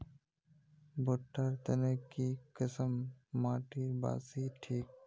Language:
Magahi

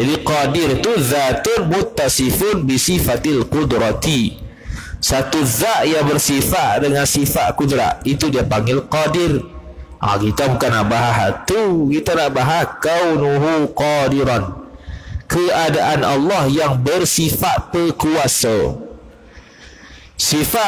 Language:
Malay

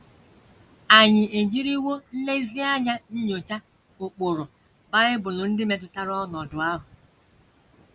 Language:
Igbo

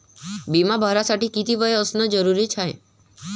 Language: Marathi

